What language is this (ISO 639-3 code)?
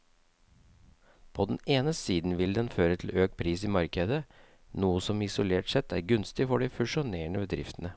nor